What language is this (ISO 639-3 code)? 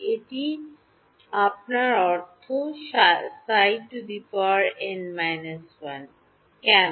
ben